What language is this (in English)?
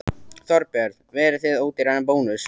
Icelandic